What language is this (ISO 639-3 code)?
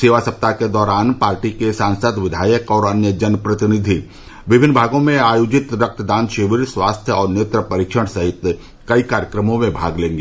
hin